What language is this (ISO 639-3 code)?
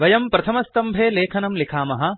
san